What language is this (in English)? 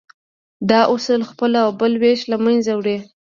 Pashto